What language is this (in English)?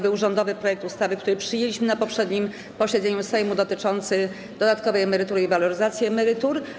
Polish